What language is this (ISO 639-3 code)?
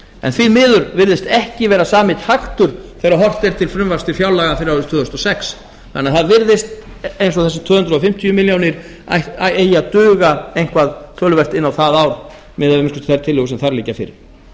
isl